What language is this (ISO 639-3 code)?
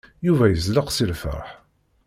kab